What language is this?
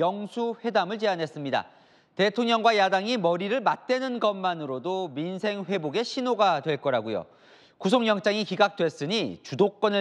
Korean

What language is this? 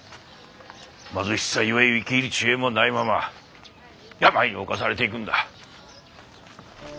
Japanese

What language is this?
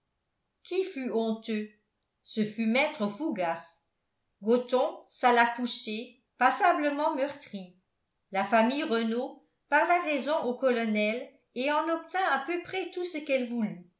French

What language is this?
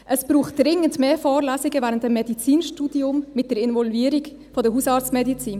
Swiss German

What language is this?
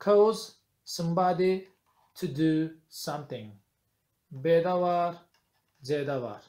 Turkish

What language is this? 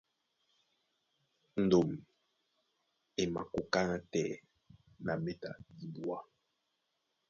Duala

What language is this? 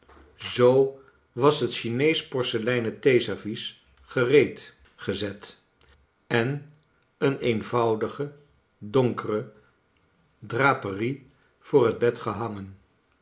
Dutch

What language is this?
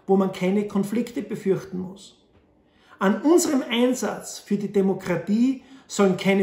German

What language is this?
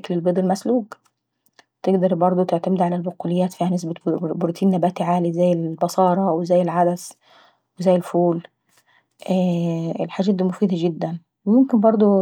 Saidi Arabic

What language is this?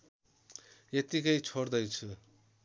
Nepali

